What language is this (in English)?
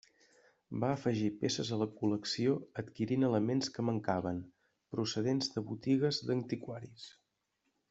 Catalan